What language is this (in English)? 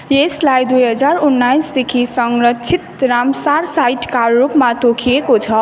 Nepali